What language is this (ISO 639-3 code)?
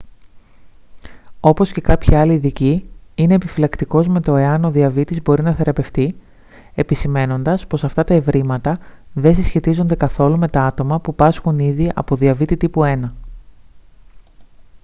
ell